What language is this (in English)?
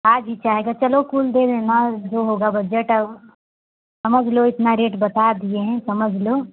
Hindi